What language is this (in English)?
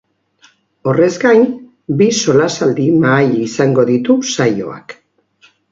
Basque